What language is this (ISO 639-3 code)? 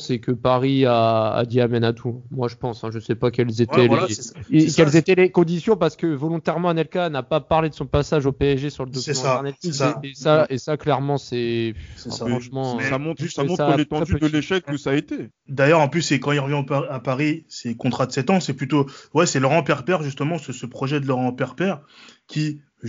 fra